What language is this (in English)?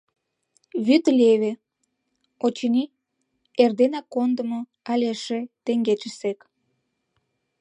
Mari